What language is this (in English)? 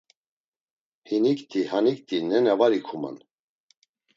Laz